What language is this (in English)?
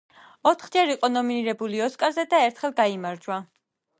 Georgian